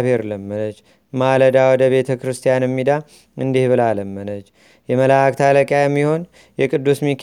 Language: Amharic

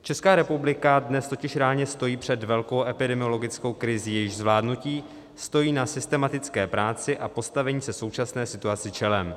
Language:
Czech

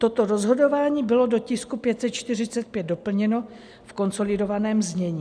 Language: Czech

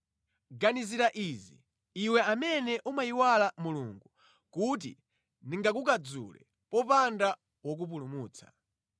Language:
Nyanja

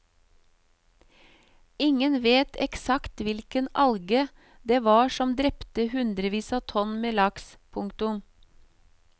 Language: Norwegian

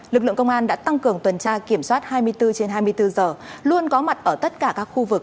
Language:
Vietnamese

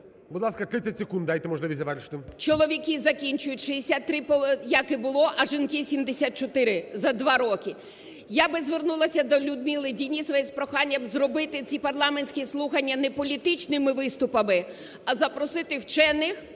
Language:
Ukrainian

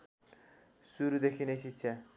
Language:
Nepali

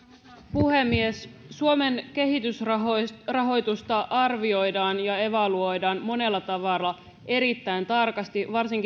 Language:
Finnish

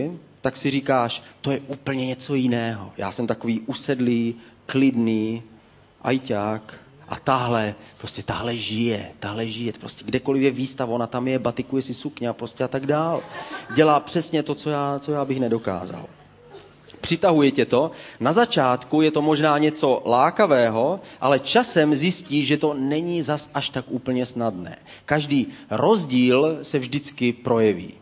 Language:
Czech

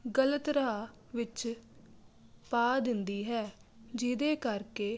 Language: Punjabi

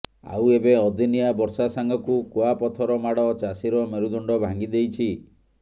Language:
Odia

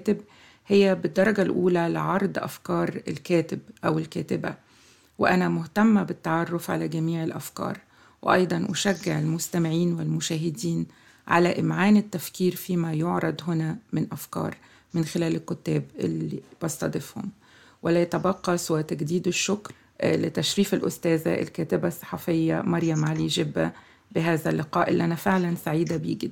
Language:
Arabic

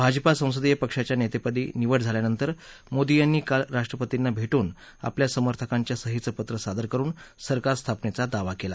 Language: Marathi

